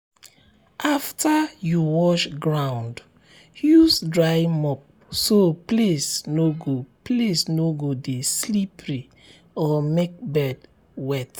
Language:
Nigerian Pidgin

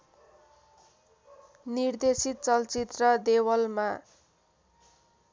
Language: Nepali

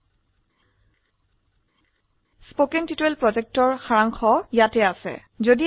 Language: Assamese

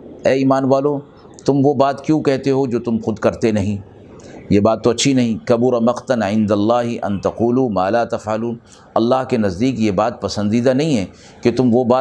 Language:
Urdu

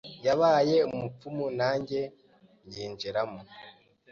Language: Kinyarwanda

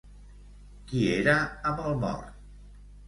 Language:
Catalan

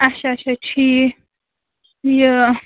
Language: Kashmiri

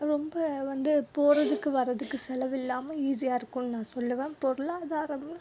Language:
Tamil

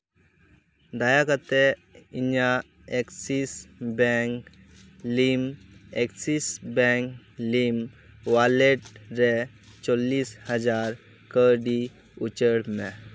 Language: Santali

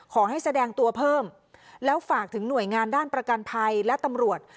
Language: Thai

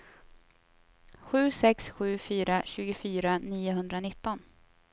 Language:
Swedish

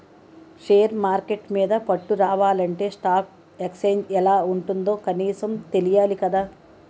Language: Telugu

